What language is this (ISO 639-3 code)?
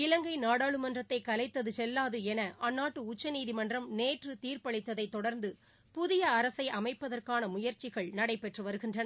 tam